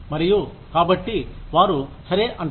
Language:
Telugu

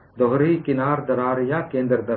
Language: Hindi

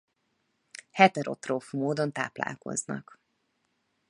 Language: Hungarian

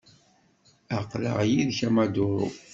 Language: Kabyle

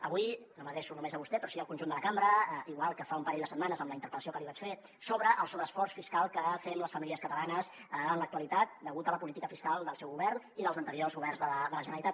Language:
Catalan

